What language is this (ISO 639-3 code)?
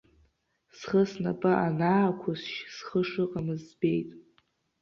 abk